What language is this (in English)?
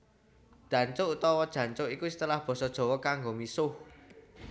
Javanese